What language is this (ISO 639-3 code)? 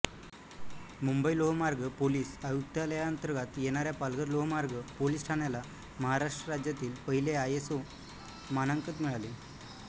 mar